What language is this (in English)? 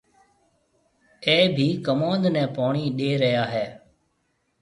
Marwari (Pakistan)